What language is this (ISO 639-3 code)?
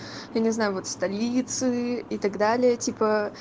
rus